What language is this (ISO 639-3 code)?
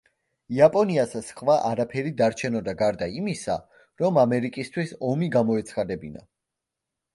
kat